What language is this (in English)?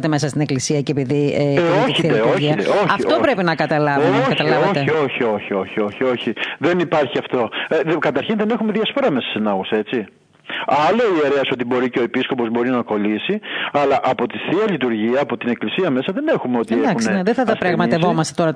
Greek